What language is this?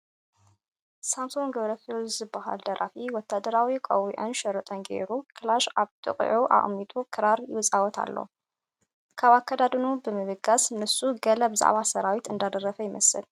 Tigrinya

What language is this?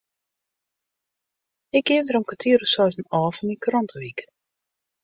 Western Frisian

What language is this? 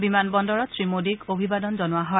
Assamese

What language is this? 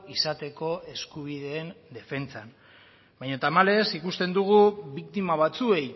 Basque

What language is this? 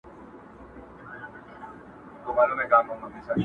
Pashto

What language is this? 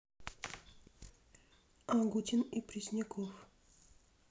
Russian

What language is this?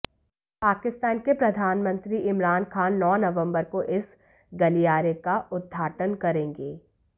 Hindi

